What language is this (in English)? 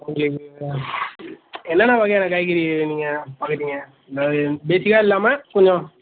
Tamil